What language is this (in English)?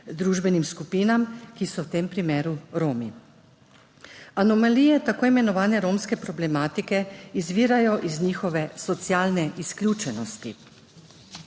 Slovenian